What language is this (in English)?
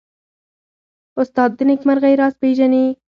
Pashto